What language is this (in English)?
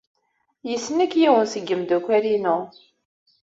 Kabyle